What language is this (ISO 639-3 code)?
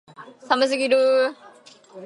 jpn